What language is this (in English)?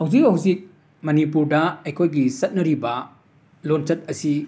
Manipuri